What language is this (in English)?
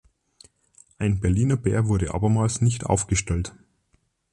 German